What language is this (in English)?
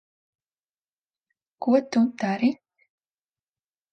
Latvian